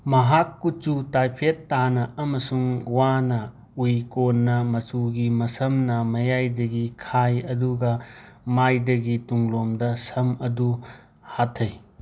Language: Manipuri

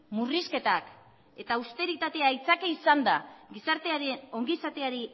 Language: Basque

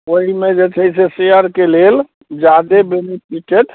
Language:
Maithili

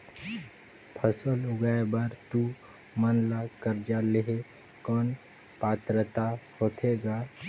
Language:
Chhattisgarhi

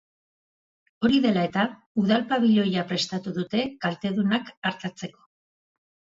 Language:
Basque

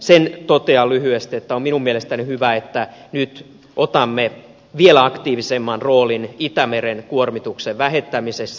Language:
Finnish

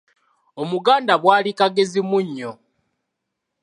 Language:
Ganda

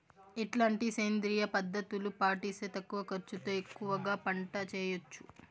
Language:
Telugu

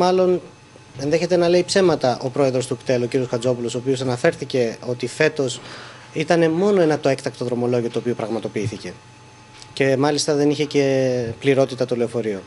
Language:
Greek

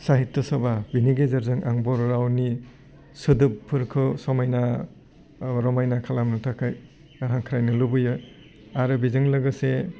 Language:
Bodo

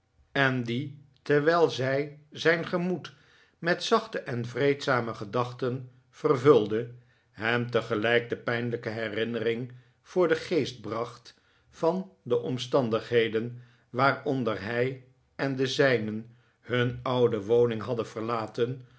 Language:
Dutch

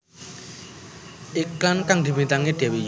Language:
Javanese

